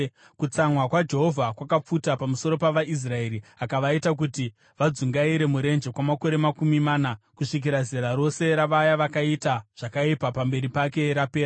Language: Shona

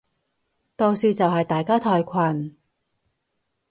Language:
Cantonese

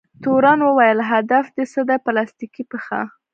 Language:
Pashto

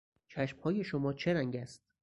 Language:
Persian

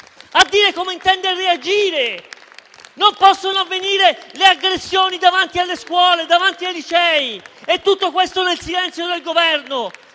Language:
Italian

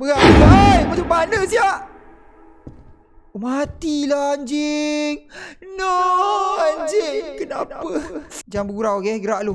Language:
Malay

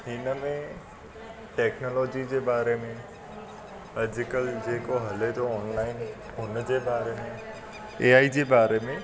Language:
Sindhi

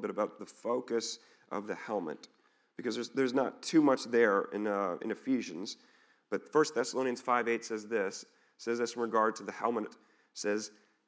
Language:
English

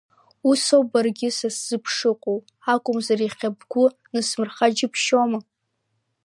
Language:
Abkhazian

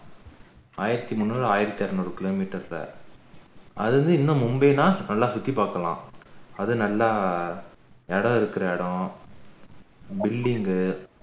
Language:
Tamil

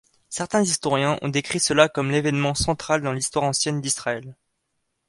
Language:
French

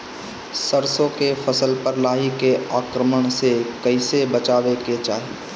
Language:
Bhojpuri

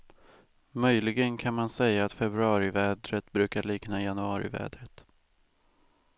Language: Swedish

